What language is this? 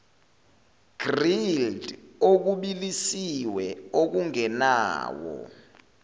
Zulu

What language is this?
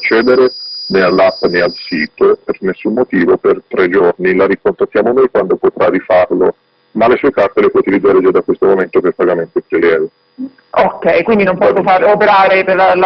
Italian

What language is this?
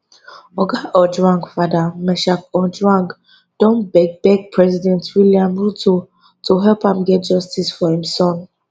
Nigerian Pidgin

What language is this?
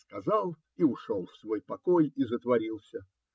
Russian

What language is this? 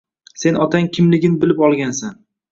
Uzbek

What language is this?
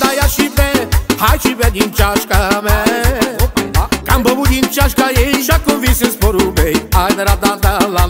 Romanian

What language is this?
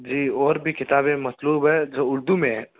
Urdu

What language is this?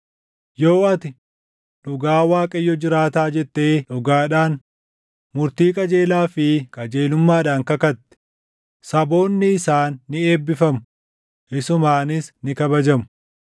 Oromo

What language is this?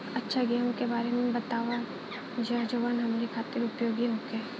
Bhojpuri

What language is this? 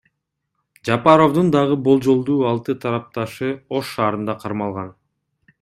Kyrgyz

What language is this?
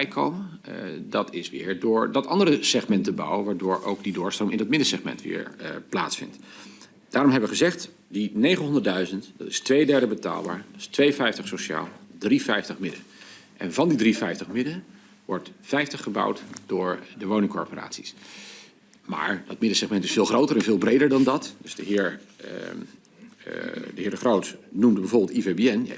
Dutch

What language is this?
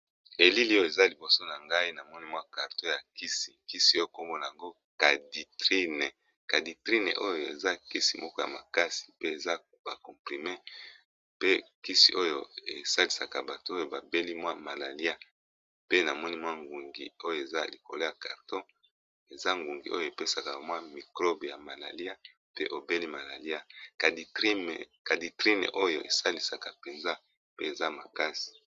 Lingala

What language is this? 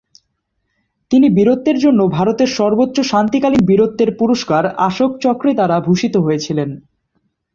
Bangla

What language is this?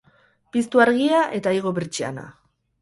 Basque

